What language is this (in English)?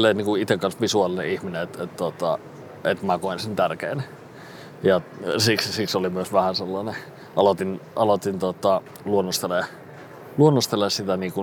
Finnish